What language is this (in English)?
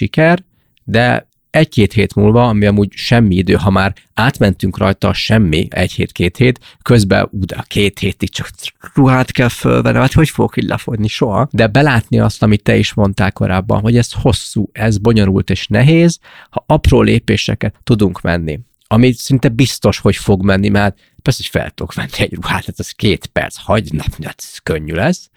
Hungarian